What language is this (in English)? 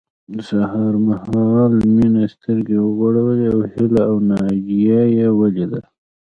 Pashto